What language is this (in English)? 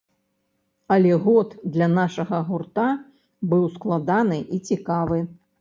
Belarusian